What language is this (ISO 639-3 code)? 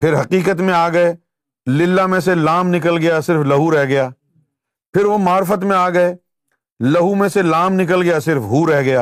urd